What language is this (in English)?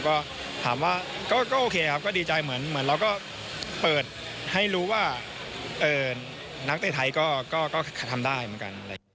Thai